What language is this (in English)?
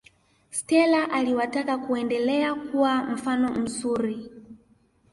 Swahili